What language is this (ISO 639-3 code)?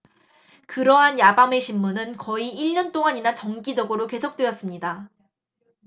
kor